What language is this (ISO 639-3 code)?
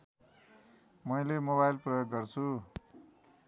nep